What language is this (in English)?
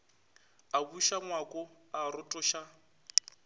Northern Sotho